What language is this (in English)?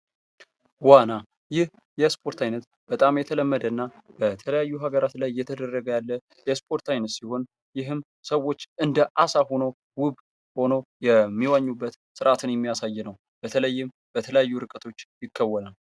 Amharic